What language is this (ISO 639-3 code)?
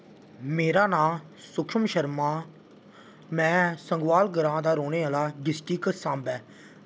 doi